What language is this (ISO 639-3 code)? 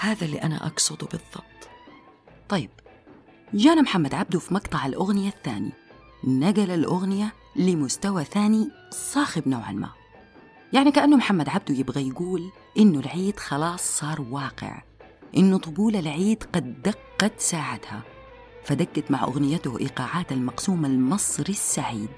ara